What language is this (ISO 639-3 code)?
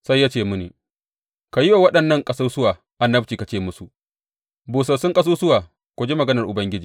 hau